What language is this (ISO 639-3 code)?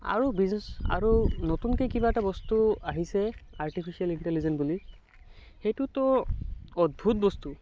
asm